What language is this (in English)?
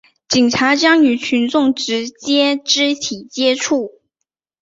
Chinese